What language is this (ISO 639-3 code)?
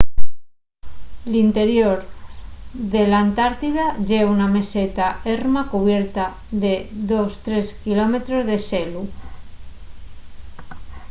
ast